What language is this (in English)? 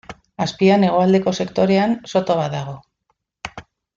Basque